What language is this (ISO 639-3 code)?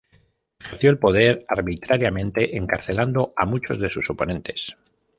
spa